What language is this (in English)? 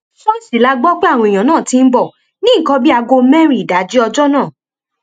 Yoruba